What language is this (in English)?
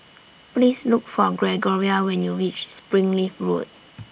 English